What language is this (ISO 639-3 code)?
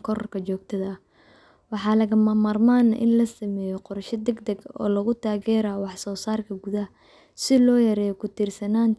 som